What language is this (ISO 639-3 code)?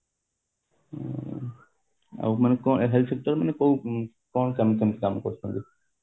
ori